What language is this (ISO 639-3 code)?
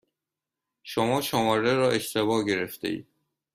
fas